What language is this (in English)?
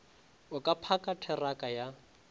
Northern Sotho